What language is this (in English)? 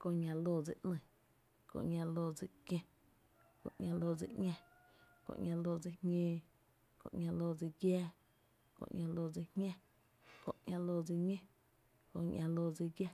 Tepinapa Chinantec